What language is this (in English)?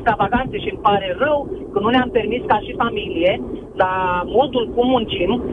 Romanian